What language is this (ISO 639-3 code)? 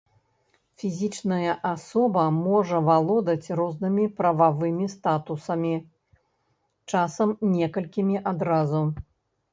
bel